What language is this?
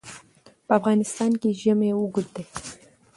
Pashto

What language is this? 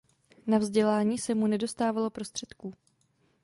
Czech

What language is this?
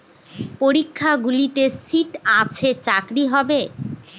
Bangla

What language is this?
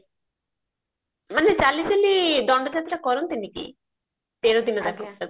Odia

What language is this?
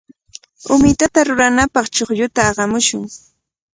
Cajatambo North Lima Quechua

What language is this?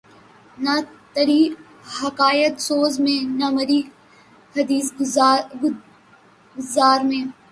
Urdu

